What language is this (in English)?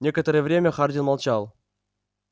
Russian